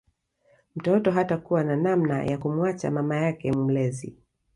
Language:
Swahili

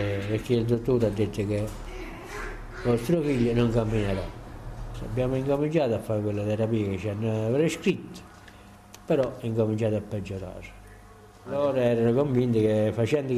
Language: Italian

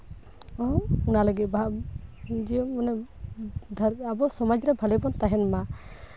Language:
Santali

